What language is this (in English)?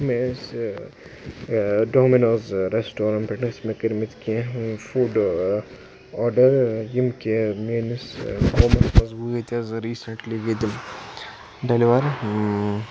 Kashmiri